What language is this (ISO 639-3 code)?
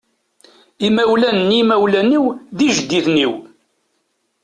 kab